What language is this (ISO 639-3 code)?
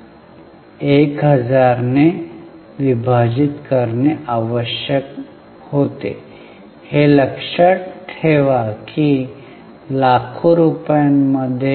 mar